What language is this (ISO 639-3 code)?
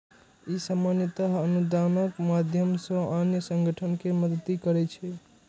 mai